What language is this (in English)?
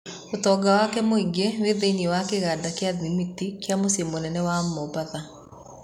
Kikuyu